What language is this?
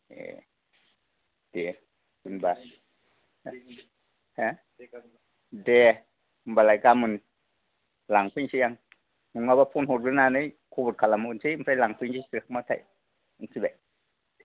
Bodo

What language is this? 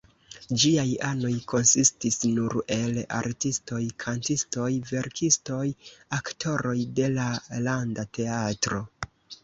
Esperanto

